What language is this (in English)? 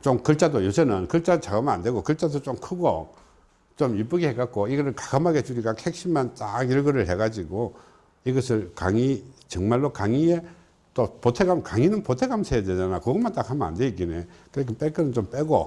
Korean